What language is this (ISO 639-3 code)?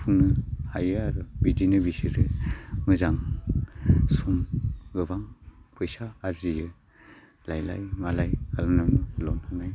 brx